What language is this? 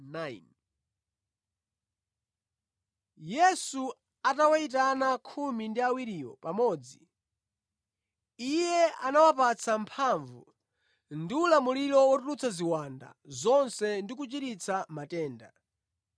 Nyanja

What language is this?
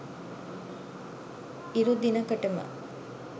Sinhala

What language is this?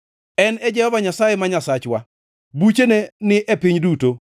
Luo (Kenya and Tanzania)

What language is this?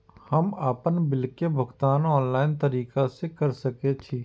Maithili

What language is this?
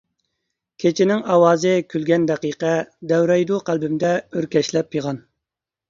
Uyghur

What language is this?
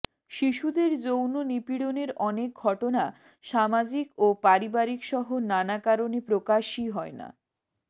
Bangla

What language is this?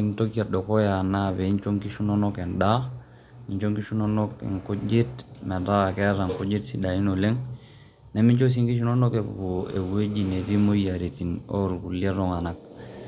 Masai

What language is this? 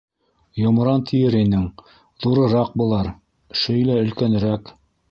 Bashkir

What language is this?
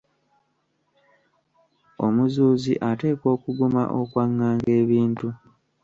Ganda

